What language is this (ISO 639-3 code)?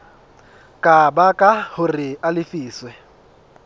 sot